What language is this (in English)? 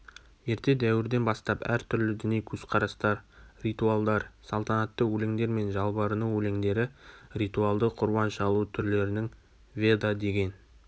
Kazakh